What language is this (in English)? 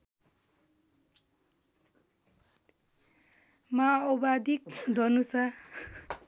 Nepali